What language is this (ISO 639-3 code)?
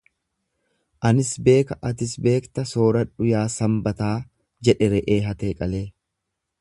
orm